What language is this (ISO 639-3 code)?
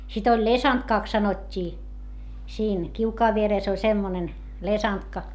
fin